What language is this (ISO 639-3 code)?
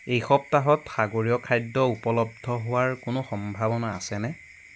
asm